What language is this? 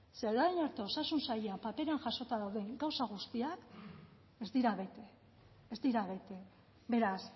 Basque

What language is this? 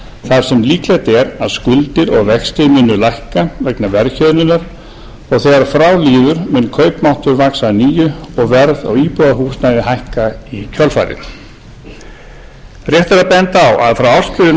Icelandic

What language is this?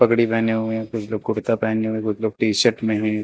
Hindi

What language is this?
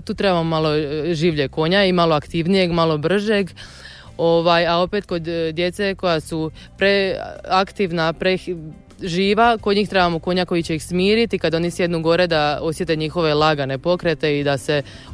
Croatian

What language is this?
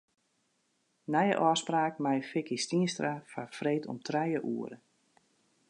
Western Frisian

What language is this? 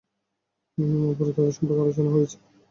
Bangla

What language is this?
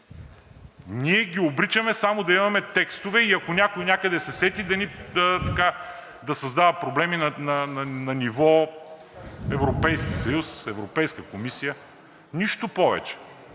Bulgarian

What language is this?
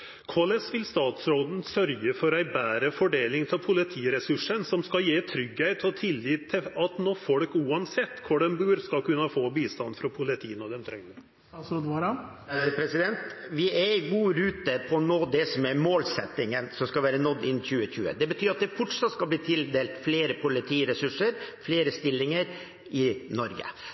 Norwegian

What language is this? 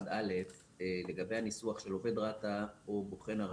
Hebrew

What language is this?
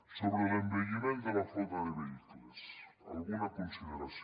Catalan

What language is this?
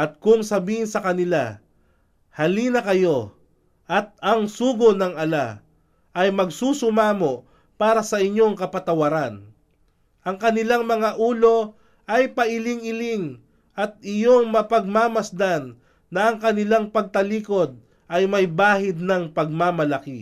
Filipino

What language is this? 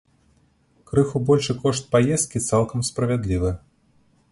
Belarusian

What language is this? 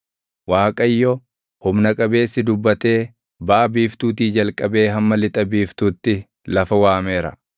Oromo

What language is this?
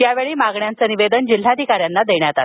Marathi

